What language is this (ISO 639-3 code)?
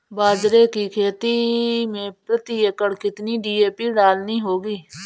hin